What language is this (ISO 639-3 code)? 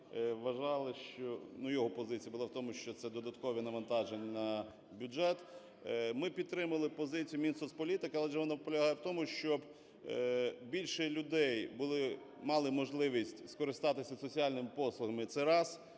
ukr